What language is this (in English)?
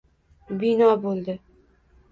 Uzbek